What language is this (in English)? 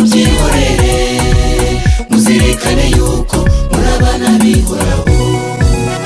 Arabic